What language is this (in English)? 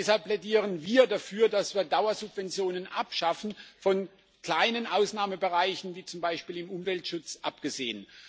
German